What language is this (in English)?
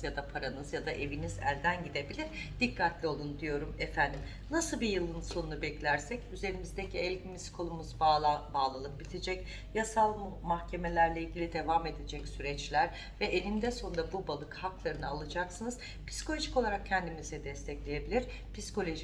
Turkish